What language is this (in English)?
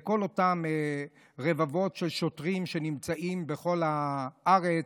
Hebrew